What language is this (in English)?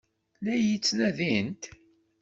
Kabyle